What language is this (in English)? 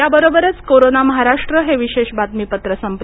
Marathi